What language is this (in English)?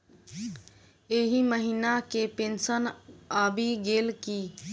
Maithili